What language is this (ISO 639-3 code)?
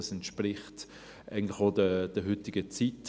gsw